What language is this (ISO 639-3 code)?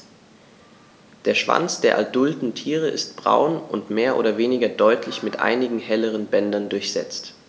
deu